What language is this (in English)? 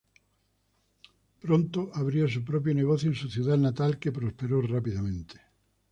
Spanish